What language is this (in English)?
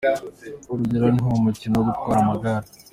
Kinyarwanda